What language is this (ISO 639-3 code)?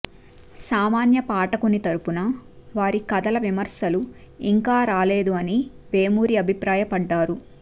tel